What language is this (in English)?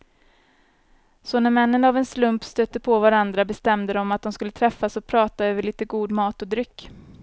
Swedish